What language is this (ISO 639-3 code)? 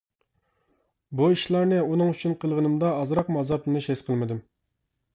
uig